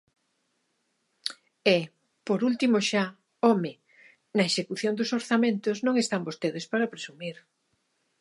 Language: Galician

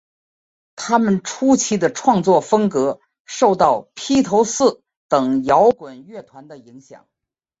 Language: Chinese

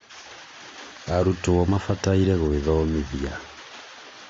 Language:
Kikuyu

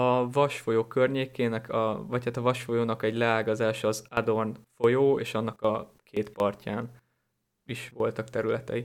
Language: Hungarian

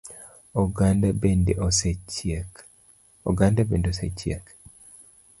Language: Luo (Kenya and Tanzania)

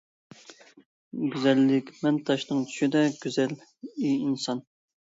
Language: Uyghur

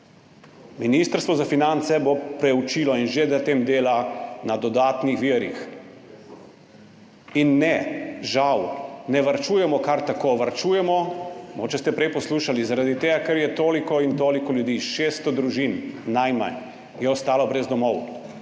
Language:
Slovenian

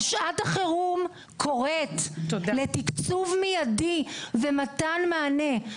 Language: Hebrew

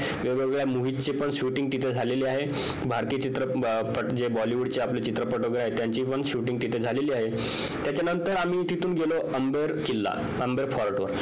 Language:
Marathi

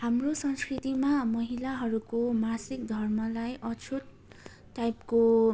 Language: Nepali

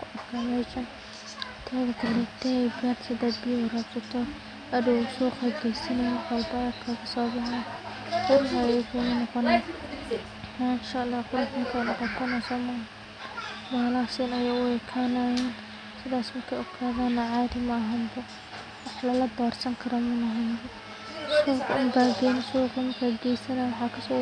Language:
Somali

